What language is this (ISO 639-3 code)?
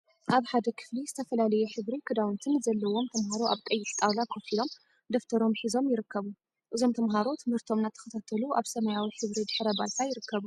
tir